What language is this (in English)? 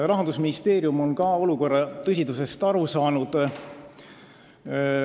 Estonian